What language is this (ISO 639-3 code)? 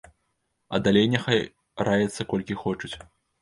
bel